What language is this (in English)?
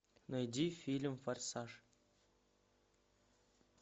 Russian